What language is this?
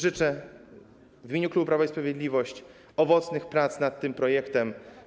Polish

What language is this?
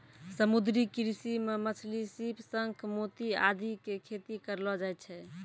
Maithili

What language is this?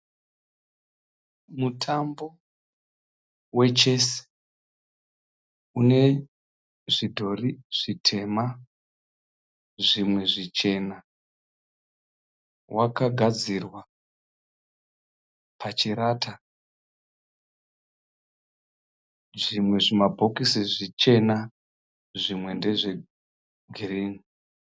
Shona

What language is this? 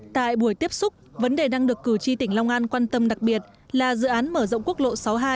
Vietnamese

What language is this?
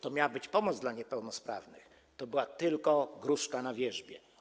Polish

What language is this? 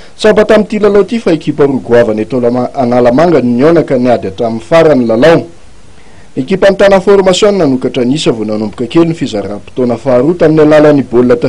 Romanian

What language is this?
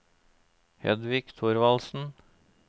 Norwegian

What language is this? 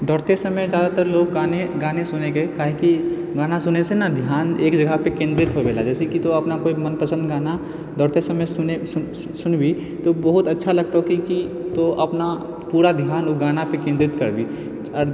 Maithili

